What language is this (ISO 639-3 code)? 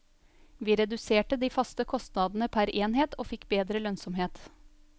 nor